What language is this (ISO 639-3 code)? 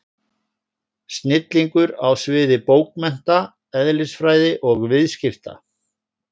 isl